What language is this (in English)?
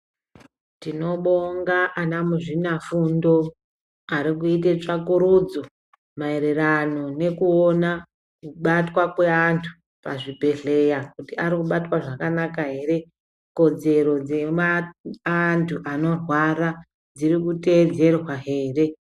Ndau